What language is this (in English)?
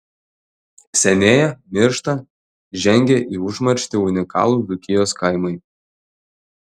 Lithuanian